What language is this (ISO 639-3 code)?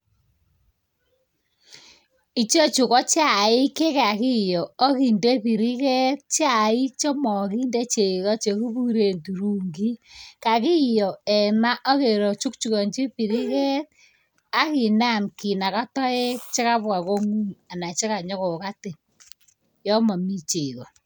kln